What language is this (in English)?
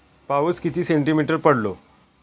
Marathi